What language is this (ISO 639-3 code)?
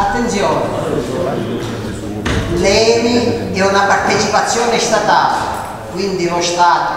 ita